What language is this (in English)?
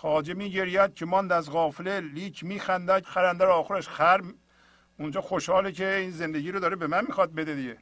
Persian